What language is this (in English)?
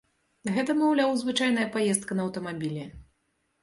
Belarusian